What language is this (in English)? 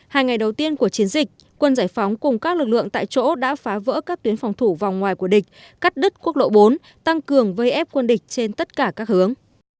Vietnamese